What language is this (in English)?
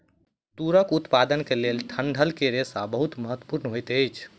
Maithili